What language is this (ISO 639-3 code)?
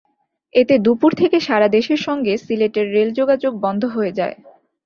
ben